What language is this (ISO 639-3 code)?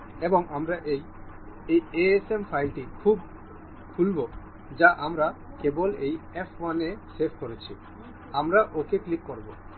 ben